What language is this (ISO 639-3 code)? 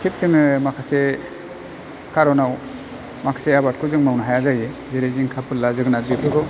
brx